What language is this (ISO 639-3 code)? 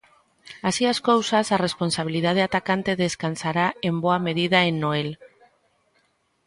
glg